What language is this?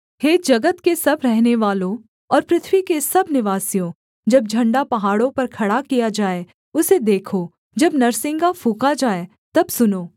Hindi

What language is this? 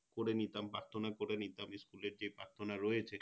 Bangla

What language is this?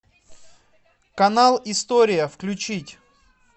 Russian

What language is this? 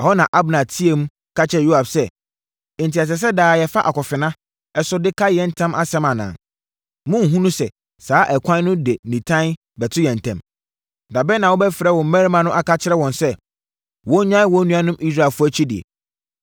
Akan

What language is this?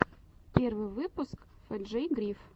Russian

